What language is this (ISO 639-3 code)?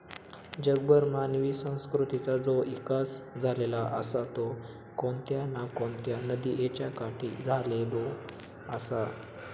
mar